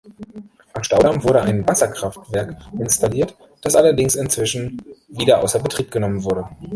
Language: German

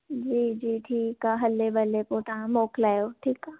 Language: Sindhi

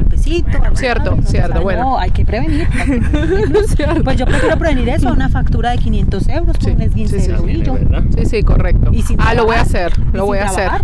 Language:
Spanish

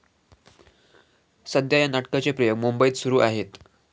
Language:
Marathi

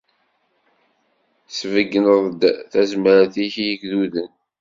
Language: Kabyle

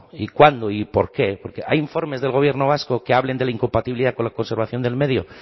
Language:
Spanish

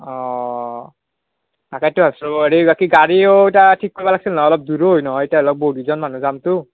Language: Assamese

